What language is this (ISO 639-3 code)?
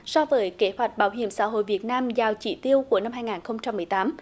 vie